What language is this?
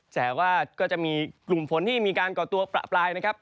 Thai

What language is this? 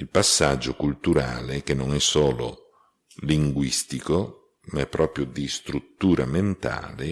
Italian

